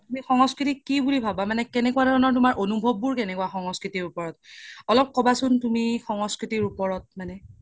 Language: Assamese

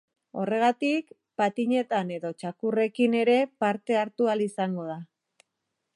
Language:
Basque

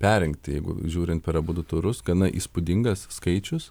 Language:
Lithuanian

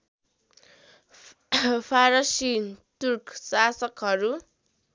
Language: Nepali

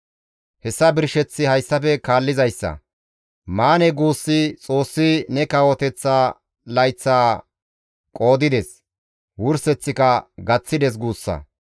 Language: Gamo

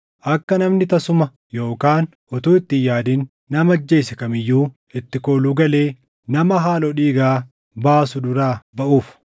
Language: Oromo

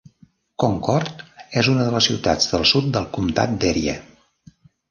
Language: Catalan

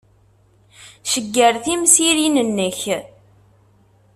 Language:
Kabyle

